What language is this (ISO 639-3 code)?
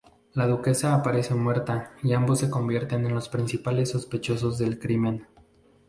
spa